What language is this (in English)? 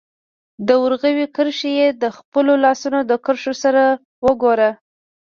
Pashto